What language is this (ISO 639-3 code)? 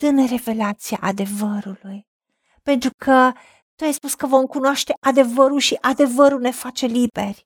ron